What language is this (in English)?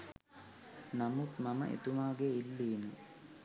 Sinhala